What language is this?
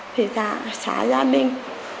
Vietnamese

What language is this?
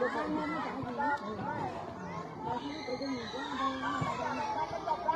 Vietnamese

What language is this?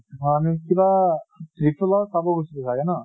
Assamese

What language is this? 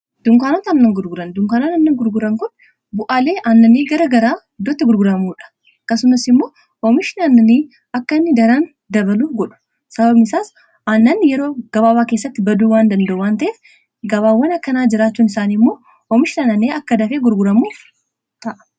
Oromo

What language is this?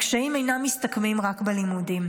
Hebrew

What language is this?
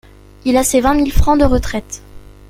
French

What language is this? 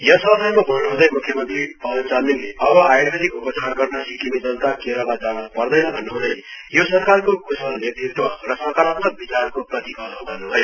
Nepali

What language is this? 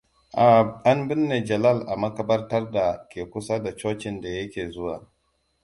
Hausa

